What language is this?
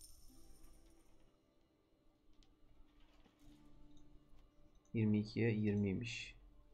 Turkish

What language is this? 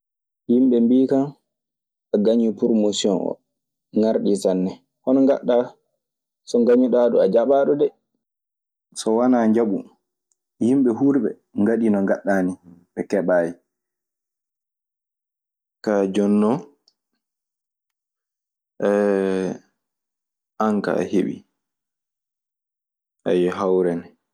Maasina Fulfulde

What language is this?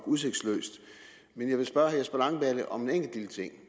Danish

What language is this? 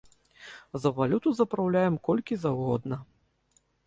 Belarusian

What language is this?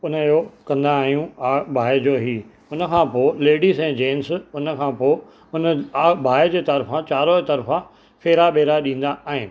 Sindhi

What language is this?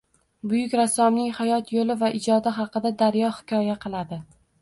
Uzbek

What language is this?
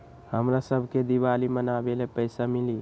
Magahi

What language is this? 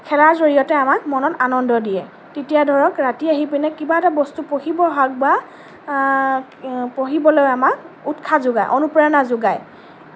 Assamese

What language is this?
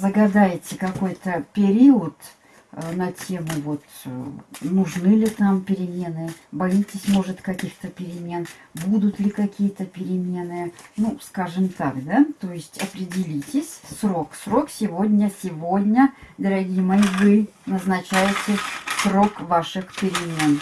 Russian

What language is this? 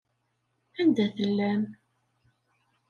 Kabyle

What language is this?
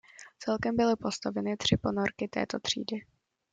Czech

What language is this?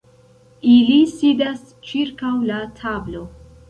Esperanto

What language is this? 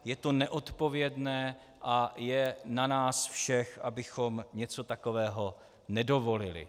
Czech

